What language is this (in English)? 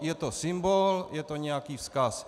Czech